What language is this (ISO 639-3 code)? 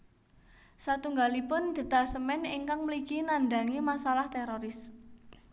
jav